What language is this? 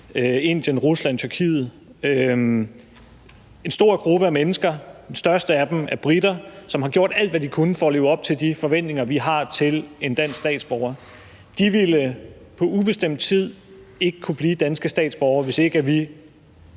Danish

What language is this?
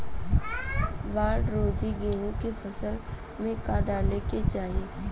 Bhojpuri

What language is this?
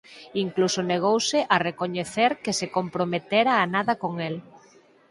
Galician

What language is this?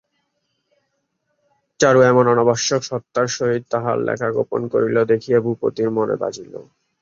Bangla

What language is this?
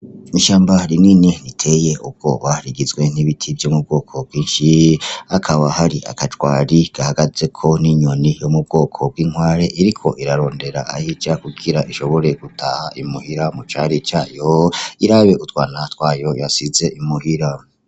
Rundi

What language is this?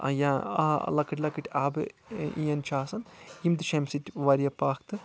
Kashmiri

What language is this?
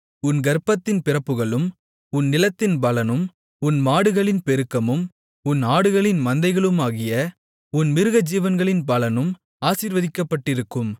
Tamil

